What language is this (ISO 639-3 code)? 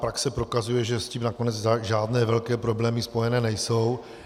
ces